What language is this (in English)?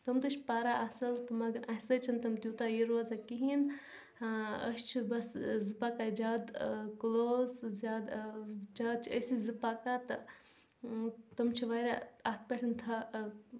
Kashmiri